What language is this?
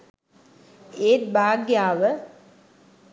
Sinhala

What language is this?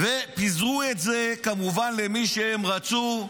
Hebrew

